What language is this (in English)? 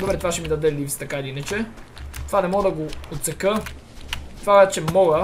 Bulgarian